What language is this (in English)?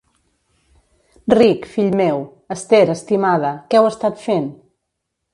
Catalan